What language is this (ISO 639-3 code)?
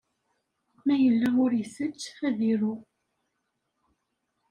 kab